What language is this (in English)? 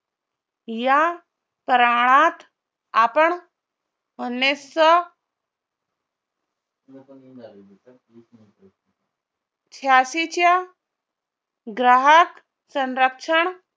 Marathi